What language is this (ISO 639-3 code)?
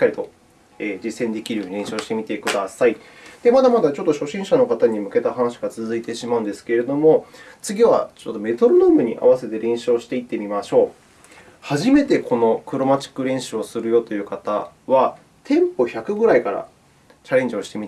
jpn